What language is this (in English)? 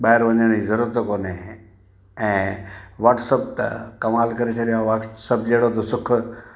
Sindhi